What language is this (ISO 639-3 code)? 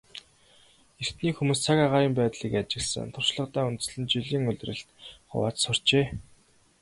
mon